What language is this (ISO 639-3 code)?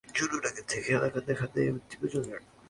ben